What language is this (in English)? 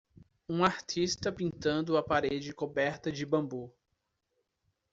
Portuguese